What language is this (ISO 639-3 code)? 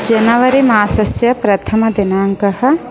san